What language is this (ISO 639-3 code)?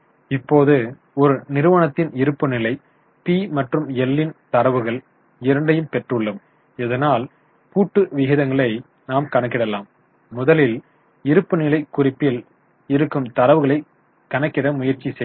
tam